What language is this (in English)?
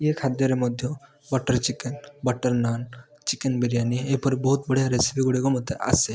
Odia